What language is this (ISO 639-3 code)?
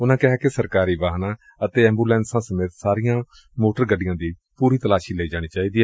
pan